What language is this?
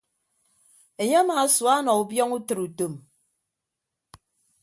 Ibibio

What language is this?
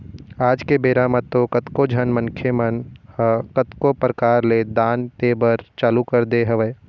Chhattisgarhi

